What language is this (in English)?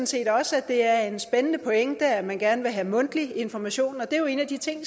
Danish